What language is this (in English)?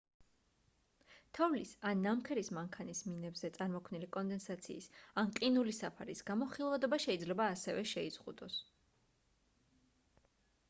Georgian